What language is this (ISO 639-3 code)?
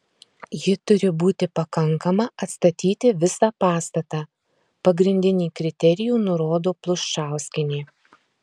lit